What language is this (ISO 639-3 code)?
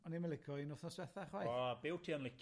cym